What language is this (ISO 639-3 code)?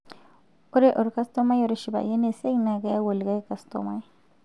mas